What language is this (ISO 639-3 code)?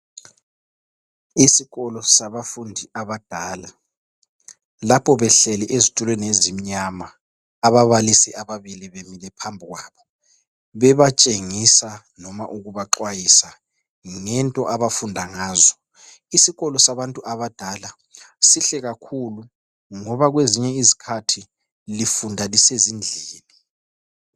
nde